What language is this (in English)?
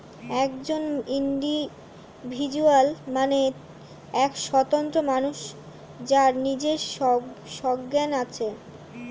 Bangla